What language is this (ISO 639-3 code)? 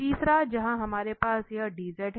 hin